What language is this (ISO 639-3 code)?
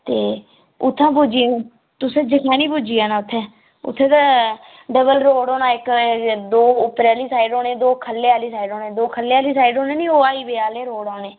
doi